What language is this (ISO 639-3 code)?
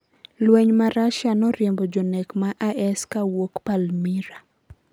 luo